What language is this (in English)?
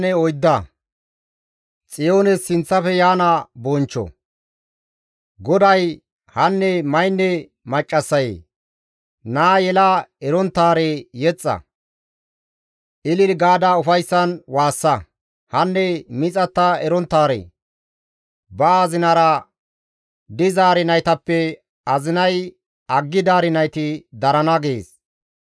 Gamo